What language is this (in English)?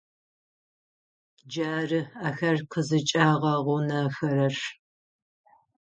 Adyghe